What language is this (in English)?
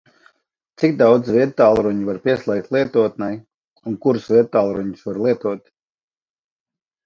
Latvian